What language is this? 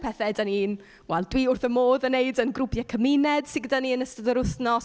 Welsh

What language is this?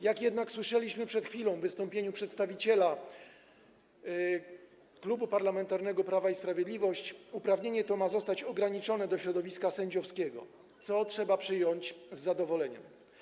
Polish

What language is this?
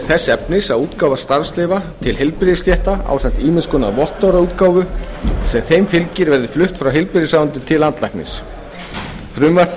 Icelandic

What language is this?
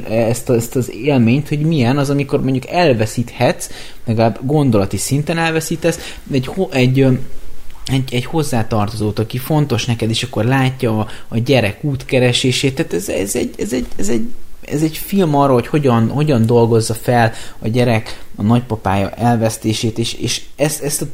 Hungarian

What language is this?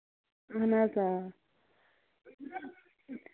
Kashmiri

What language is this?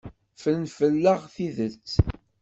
Kabyle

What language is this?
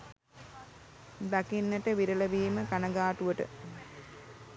Sinhala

